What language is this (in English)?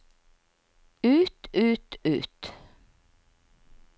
Norwegian